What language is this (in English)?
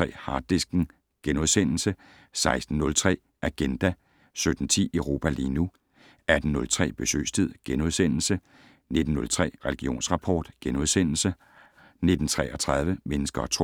Danish